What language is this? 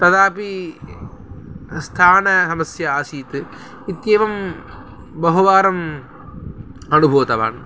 Sanskrit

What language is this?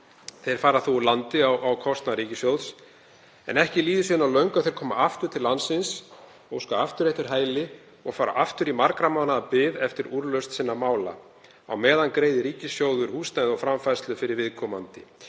Icelandic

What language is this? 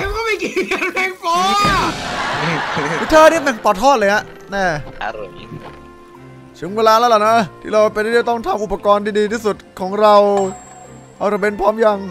Thai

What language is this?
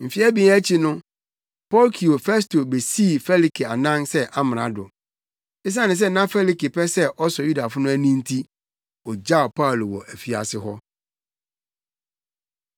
Akan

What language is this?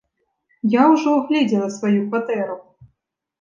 Belarusian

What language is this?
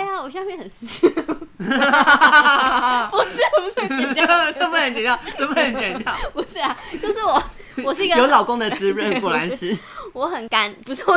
Chinese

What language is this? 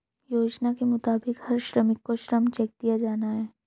Hindi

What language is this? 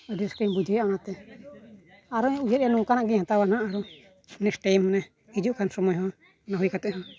Santali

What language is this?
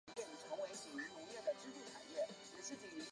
Chinese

